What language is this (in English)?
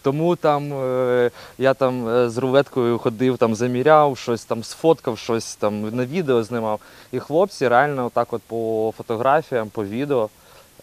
Ukrainian